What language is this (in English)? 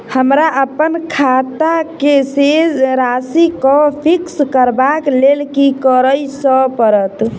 Maithili